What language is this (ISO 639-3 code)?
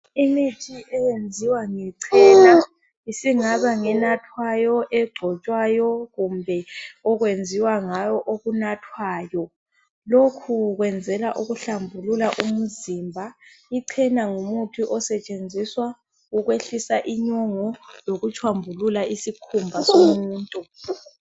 nde